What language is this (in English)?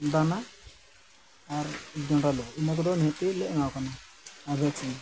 Santali